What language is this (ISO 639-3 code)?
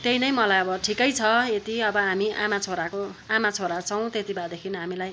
nep